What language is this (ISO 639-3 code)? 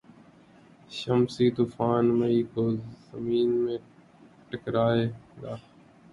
urd